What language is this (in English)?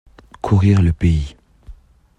French